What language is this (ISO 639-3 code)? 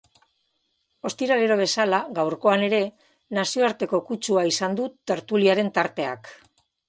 eus